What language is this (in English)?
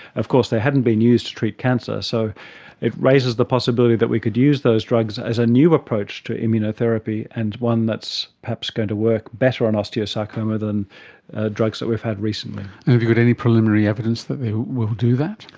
English